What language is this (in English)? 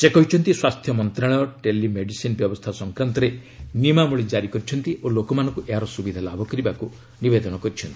Odia